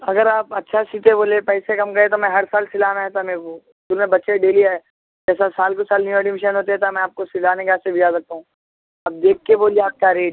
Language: Urdu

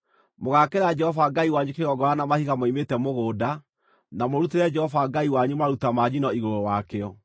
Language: Kikuyu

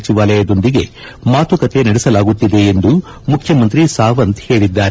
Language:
Kannada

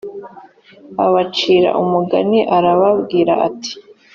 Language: Kinyarwanda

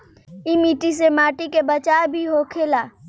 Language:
Bhojpuri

